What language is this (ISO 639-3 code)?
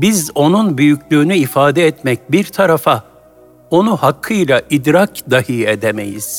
tur